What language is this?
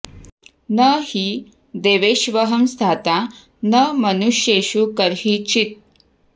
Sanskrit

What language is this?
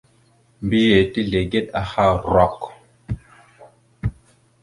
Mada (Cameroon)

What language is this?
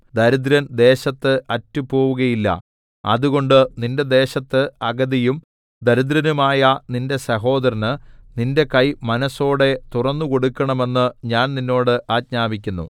Malayalam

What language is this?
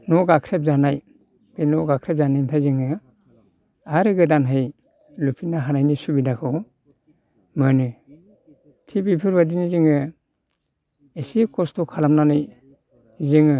Bodo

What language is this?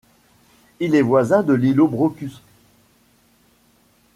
French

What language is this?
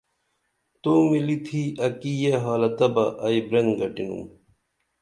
Dameli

